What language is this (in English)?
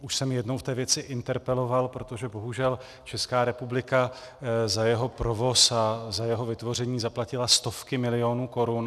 Czech